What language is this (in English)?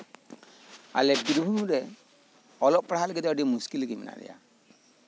Santali